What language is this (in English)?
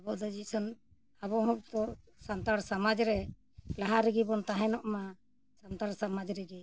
Santali